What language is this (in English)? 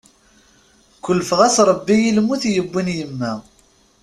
Kabyle